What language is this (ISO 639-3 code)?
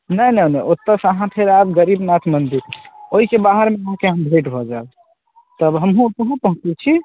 mai